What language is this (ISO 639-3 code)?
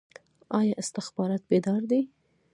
pus